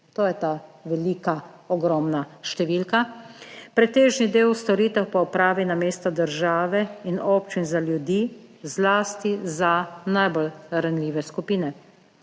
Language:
Slovenian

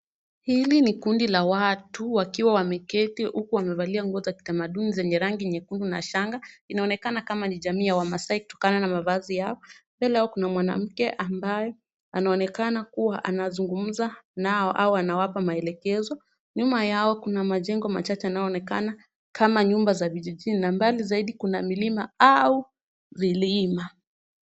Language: Swahili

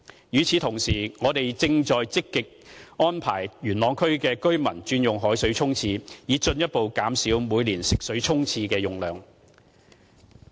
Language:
Cantonese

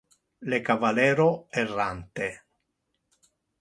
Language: Interlingua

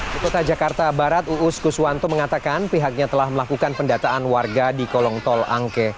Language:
Indonesian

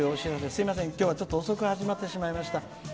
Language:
Japanese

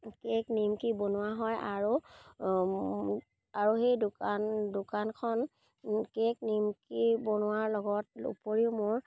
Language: Assamese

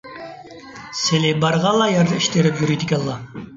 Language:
Uyghur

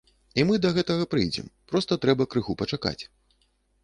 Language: Belarusian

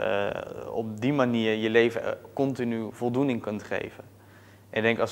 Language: Dutch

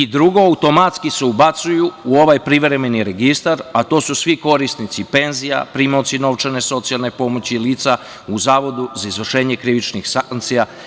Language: Serbian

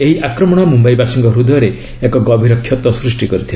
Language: Odia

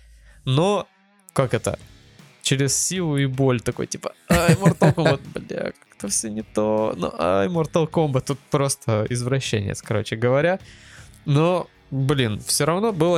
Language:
Russian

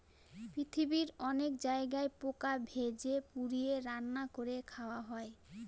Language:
Bangla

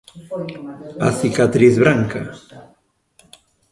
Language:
Galician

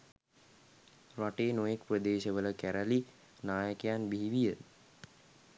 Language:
Sinhala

